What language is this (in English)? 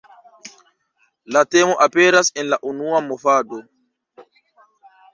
Esperanto